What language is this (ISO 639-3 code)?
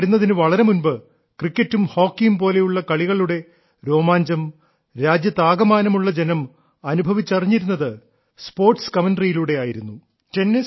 mal